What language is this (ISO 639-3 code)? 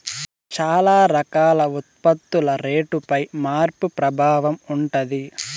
tel